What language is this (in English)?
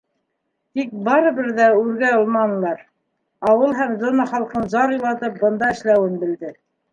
Bashkir